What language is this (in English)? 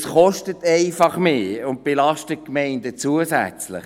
Swiss German